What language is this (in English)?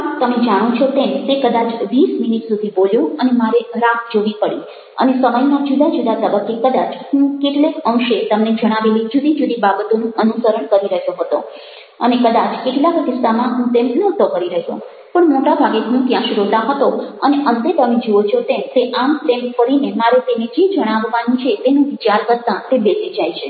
Gujarati